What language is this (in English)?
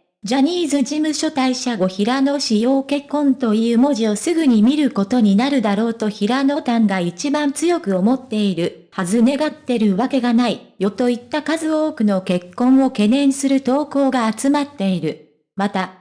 Japanese